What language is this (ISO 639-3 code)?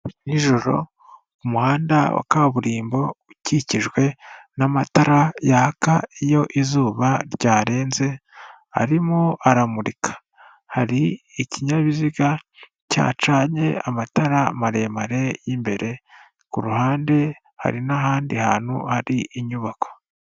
kin